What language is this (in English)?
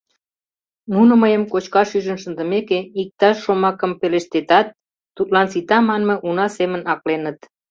Mari